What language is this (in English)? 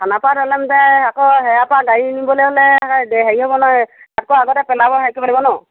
Assamese